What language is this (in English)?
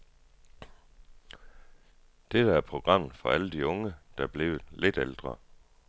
Danish